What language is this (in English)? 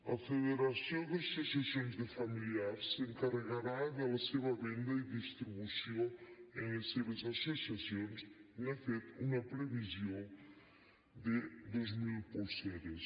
Catalan